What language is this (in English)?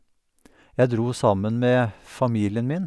Norwegian